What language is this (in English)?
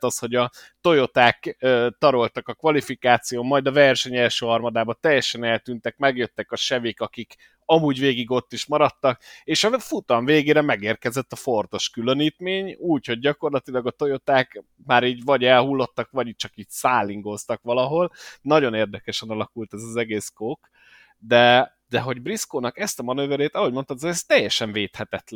Hungarian